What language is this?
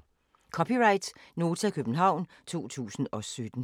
Danish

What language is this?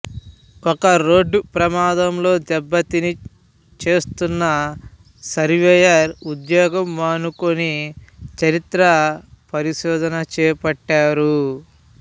Telugu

